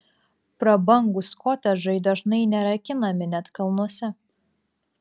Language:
Lithuanian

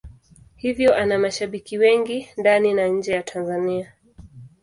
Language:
Swahili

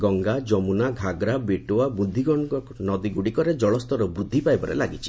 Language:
Odia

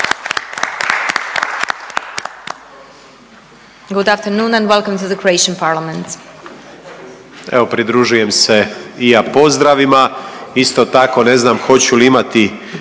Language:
Croatian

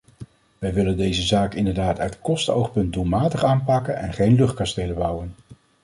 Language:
Dutch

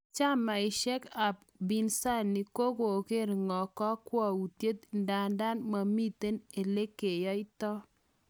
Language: Kalenjin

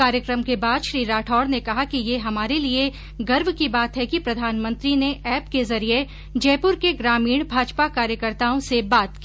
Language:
Hindi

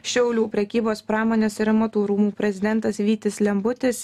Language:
Lithuanian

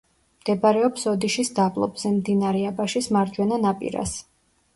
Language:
Georgian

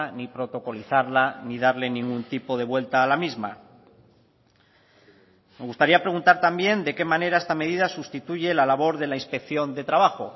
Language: Spanish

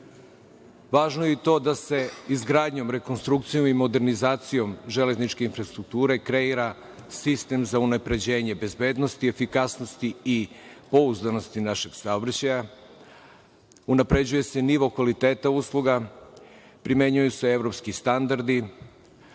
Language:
Serbian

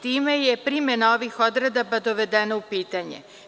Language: Serbian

